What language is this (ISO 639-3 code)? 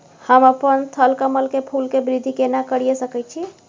mai